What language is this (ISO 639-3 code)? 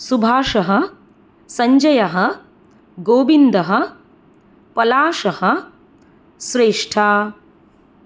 san